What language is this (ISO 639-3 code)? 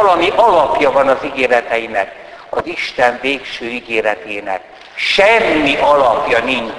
hun